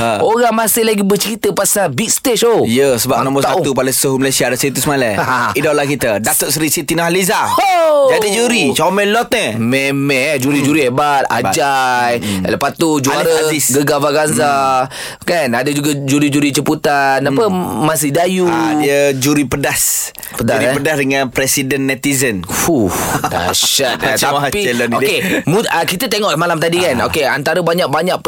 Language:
Malay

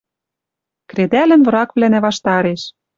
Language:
Western Mari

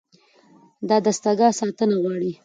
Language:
Pashto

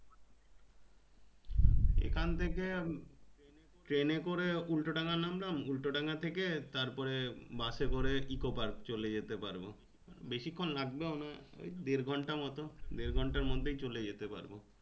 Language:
Bangla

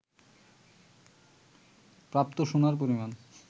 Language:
Bangla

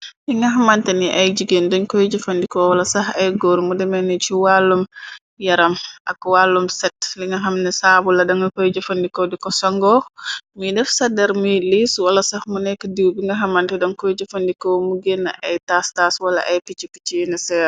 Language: Wolof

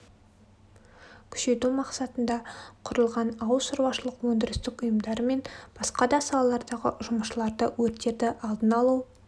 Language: Kazakh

